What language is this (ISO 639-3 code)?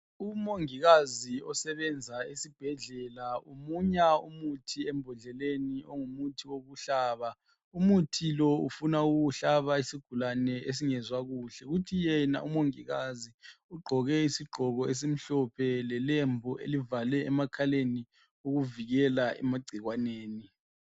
nde